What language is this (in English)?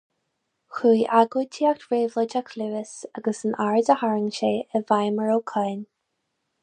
Irish